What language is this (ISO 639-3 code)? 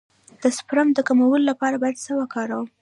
pus